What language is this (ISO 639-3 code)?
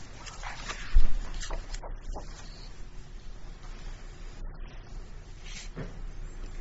eng